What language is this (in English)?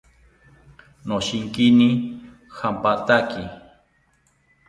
South Ucayali Ashéninka